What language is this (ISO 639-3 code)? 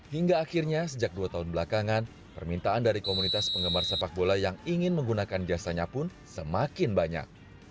ind